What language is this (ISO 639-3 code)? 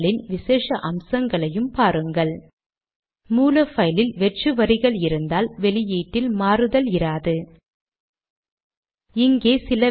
tam